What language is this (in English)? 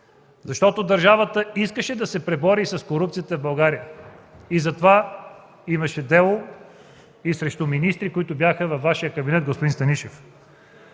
Bulgarian